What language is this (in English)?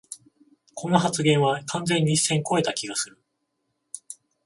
Japanese